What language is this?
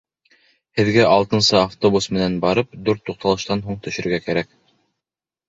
Bashkir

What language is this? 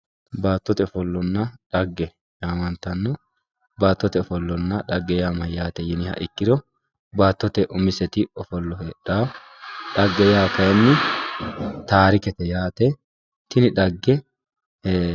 Sidamo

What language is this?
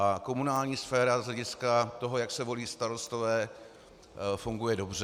Czech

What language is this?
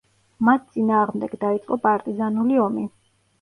Georgian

